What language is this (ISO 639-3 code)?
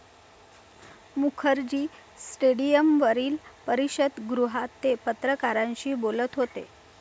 mar